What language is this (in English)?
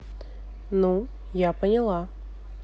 Russian